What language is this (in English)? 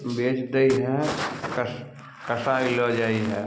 Maithili